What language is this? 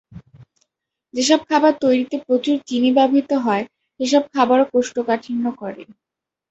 Bangla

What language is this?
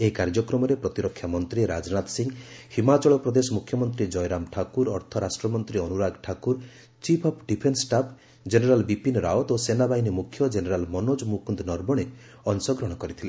Odia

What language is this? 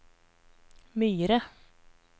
Norwegian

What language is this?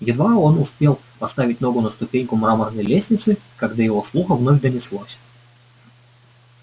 Russian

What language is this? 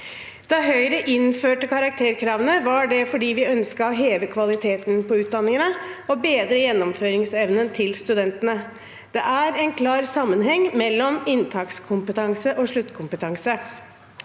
Norwegian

